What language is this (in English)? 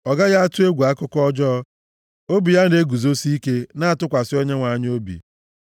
Igbo